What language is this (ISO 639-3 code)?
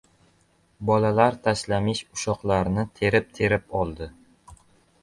uzb